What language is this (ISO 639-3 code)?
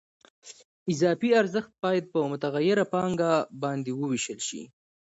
pus